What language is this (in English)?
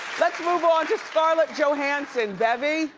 English